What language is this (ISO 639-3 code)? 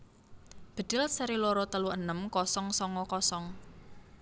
jav